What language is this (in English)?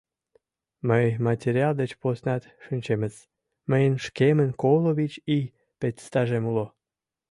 Mari